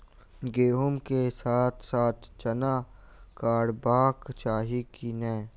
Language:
Maithili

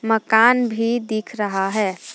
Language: Hindi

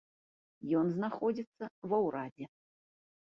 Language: Belarusian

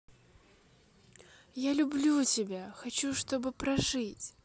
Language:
Russian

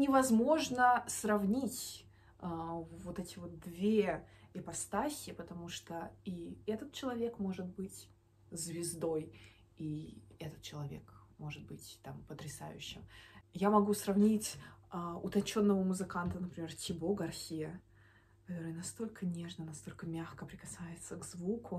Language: Russian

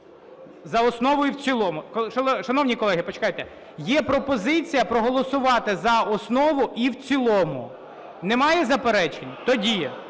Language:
Ukrainian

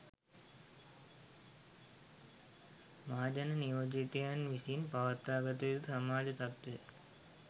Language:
Sinhala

